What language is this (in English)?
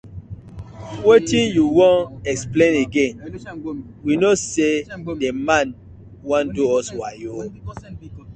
Nigerian Pidgin